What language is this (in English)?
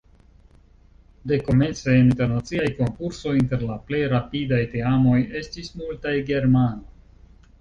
Esperanto